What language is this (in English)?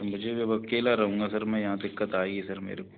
Hindi